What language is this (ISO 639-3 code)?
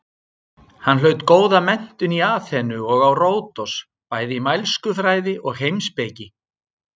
isl